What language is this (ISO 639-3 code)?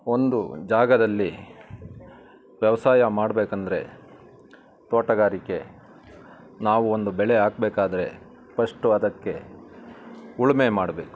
kan